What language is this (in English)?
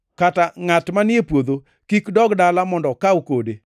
Luo (Kenya and Tanzania)